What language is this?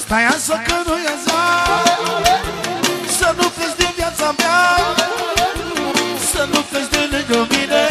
Romanian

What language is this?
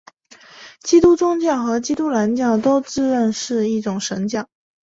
Chinese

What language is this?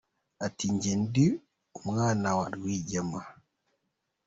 Kinyarwanda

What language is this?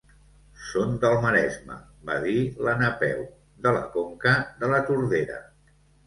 Catalan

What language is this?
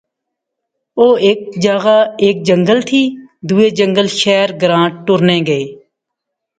Pahari-Potwari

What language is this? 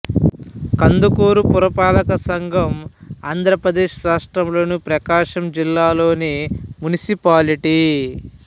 Telugu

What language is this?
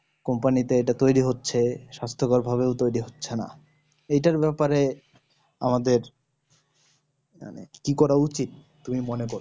Bangla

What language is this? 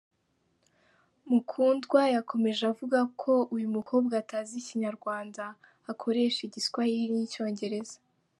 Kinyarwanda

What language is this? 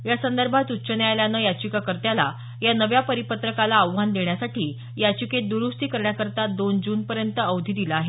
Marathi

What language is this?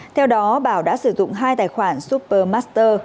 Vietnamese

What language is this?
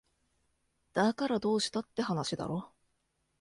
Japanese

